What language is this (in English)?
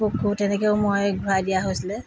Assamese